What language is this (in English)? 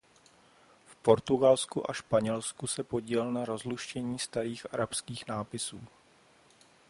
Czech